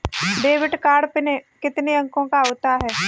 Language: Hindi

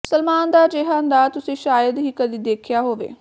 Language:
Punjabi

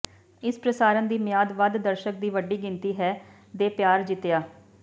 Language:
Punjabi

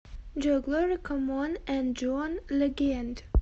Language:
Russian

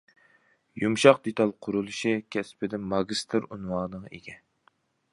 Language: Uyghur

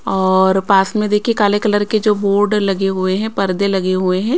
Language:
Hindi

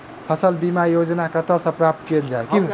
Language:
Maithili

